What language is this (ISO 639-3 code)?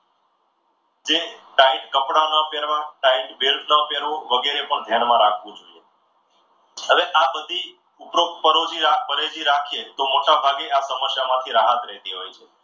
guj